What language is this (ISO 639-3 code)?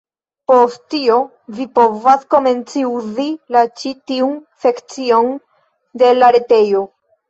epo